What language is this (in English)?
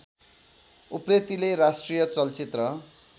Nepali